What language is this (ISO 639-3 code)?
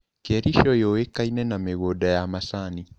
kik